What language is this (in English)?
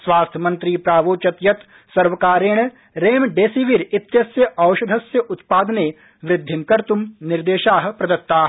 Sanskrit